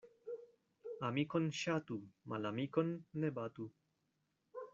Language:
Esperanto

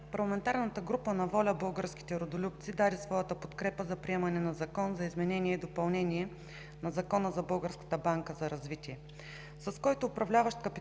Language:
Bulgarian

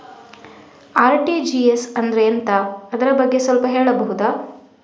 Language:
Kannada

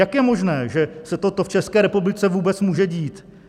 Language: Czech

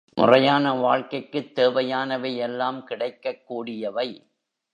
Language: Tamil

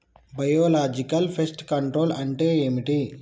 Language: Telugu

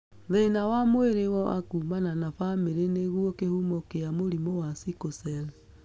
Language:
Kikuyu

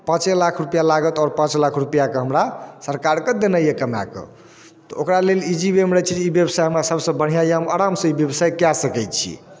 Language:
Maithili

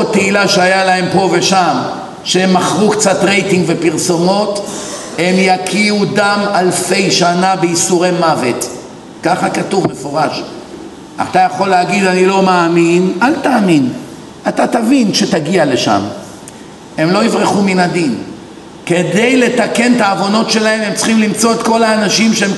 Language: Hebrew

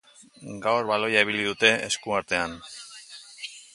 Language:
Basque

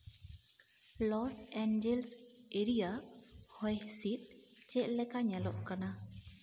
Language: Santali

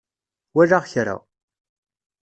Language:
Kabyle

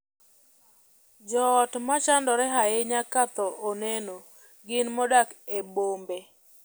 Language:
Luo (Kenya and Tanzania)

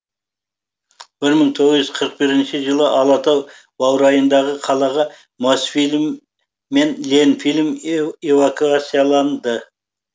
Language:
Kazakh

